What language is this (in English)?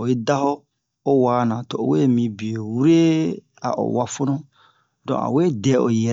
Bomu